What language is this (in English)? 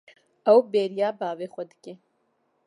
Kurdish